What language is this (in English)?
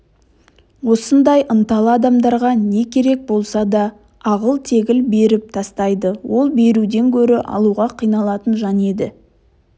Kazakh